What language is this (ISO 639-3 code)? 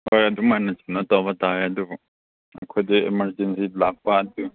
mni